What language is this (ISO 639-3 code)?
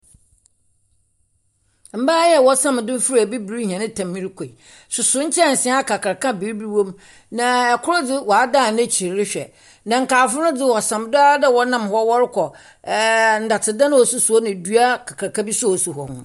aka